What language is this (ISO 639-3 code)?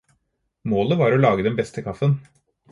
nob